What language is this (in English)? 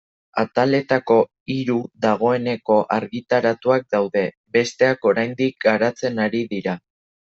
Basque